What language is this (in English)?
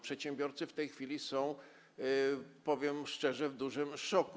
Polish